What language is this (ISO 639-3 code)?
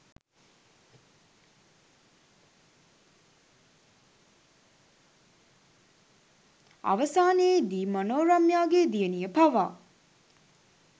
sin